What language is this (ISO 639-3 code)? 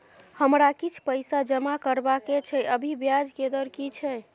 mai